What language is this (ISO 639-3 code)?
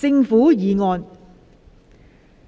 yue